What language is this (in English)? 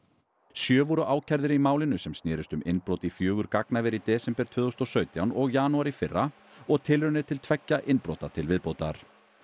Icelandic